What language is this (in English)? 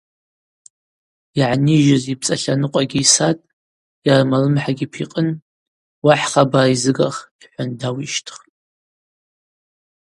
Abaza